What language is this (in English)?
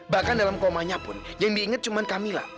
Indonesian